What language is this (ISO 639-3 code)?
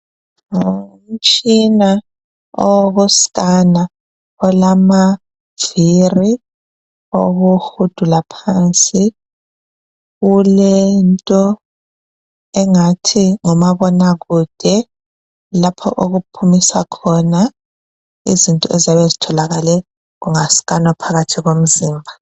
nde